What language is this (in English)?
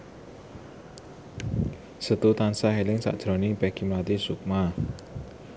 Javanese